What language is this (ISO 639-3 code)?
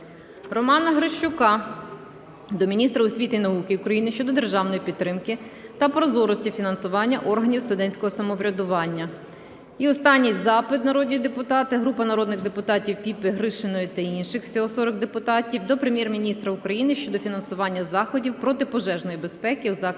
ukr